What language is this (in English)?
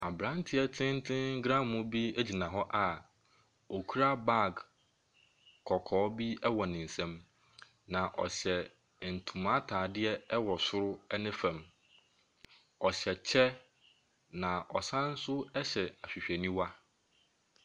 Akan